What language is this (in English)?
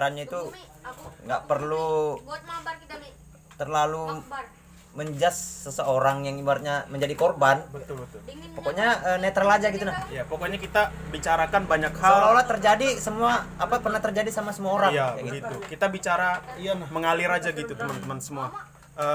Indonesian